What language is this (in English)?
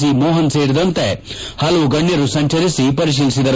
Kannada